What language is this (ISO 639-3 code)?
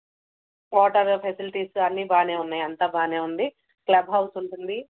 tel